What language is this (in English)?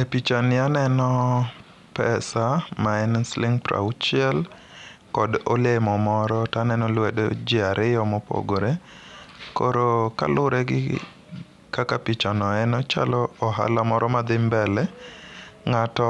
Luo (Kenya and Tanzania)